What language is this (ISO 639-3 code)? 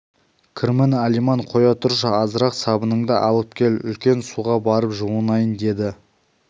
kaz